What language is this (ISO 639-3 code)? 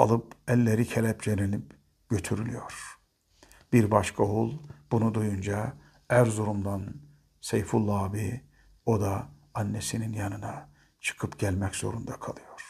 tur